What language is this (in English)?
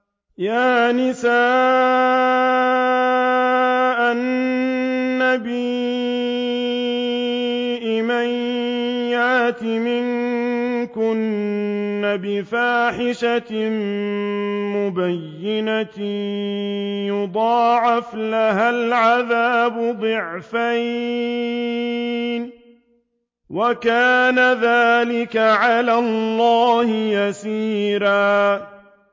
Arabic